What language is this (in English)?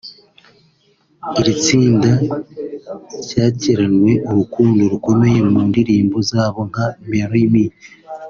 Kinyarwanda